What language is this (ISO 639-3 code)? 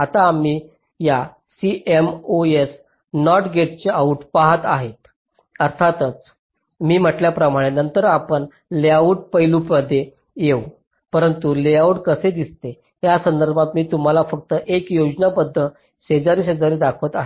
mar